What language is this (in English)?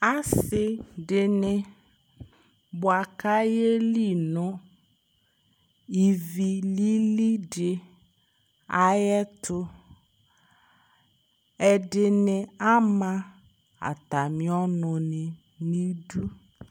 Ikposo